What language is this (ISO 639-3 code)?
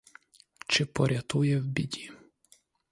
ukr